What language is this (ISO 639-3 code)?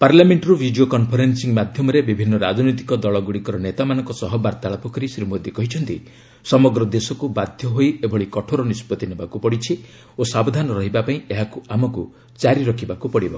ori